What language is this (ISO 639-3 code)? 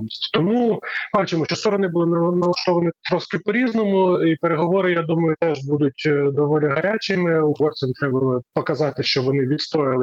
ukr